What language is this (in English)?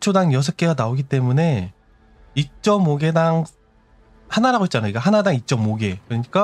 Korean